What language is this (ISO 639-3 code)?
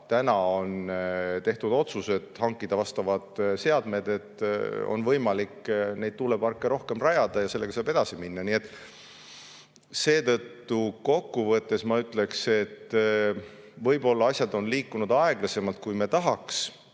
est